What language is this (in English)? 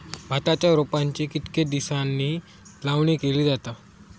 Marathi